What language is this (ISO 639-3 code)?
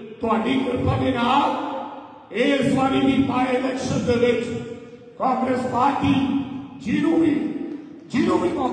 pan